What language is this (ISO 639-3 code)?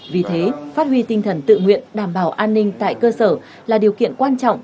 vie